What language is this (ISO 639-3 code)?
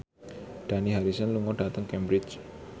jav